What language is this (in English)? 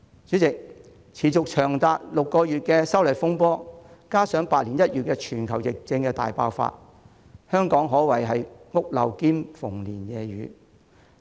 Cantonese